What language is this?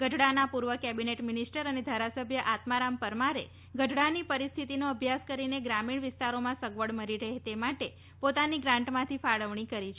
Gujarati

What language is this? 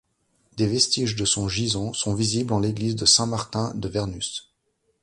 French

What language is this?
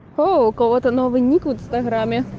Russian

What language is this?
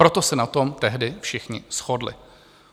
Czech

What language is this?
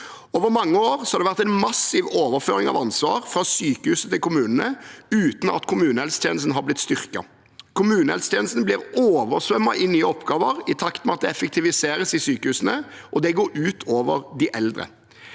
Norwegian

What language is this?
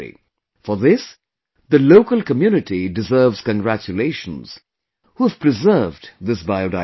English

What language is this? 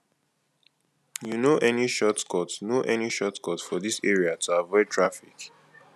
Nigerian Pidgin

